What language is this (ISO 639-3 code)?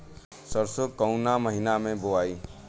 bho